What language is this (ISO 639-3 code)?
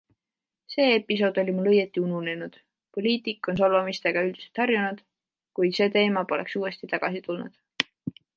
est